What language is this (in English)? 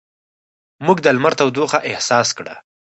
Pashto